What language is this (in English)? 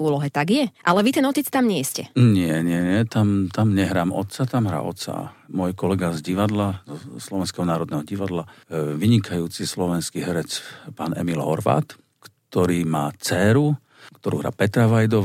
Slovak